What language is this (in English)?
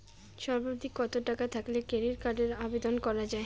Bangla